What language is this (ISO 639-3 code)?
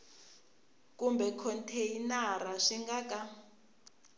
tso